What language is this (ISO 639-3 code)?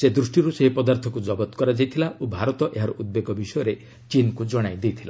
ori